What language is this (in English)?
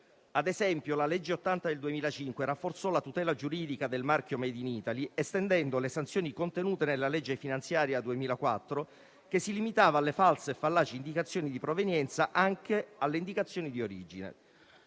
Italian